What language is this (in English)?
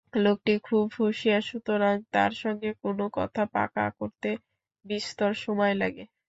Bangla